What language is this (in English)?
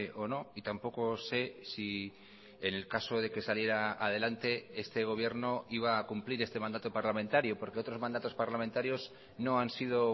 Spanish